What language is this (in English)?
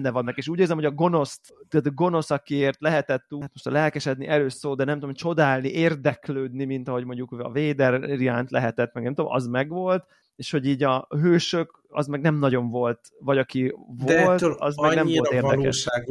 Hungarian